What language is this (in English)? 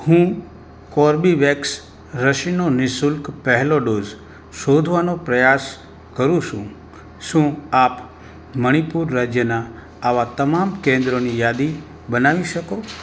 Gujarati